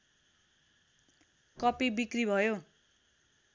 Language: Nepali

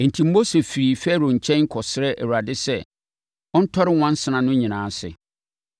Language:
Akan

